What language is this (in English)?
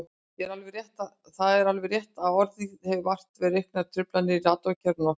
Icelandic